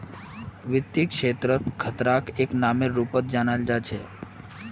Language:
Magahi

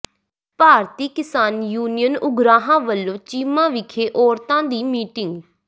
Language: Punjabi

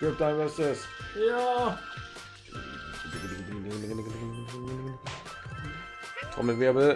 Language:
German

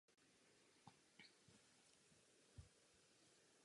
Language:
Czech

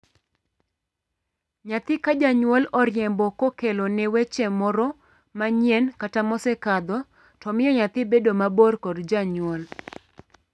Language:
Luo (Kenya and Tanzania)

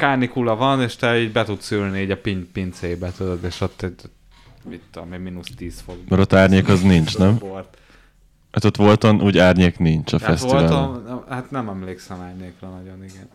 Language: Hungarian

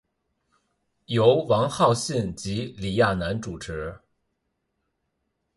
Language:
Chinese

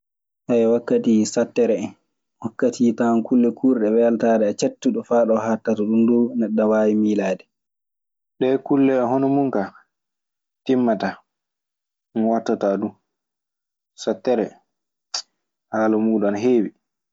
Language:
Maasina Fulfulde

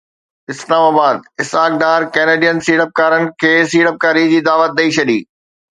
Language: Sindhi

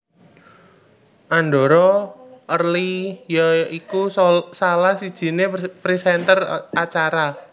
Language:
Javanese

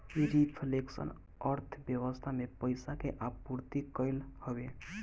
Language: Bhojpuri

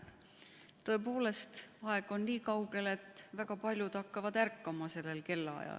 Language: Estonian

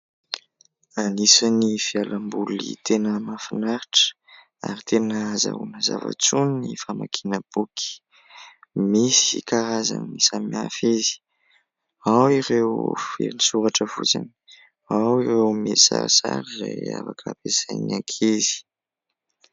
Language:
Malagasy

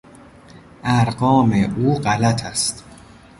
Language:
Persian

